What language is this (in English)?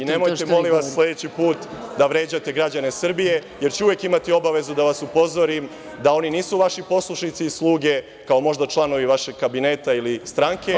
Serbian